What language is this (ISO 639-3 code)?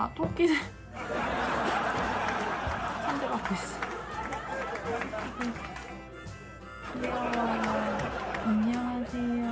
kor